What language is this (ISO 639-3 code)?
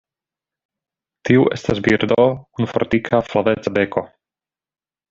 epo